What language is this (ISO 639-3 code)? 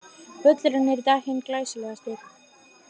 isl